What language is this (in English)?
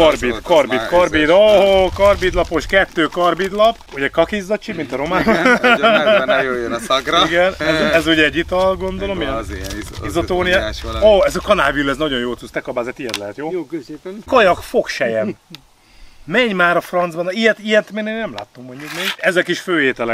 Hungarian